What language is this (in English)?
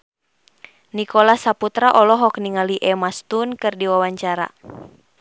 Sundanese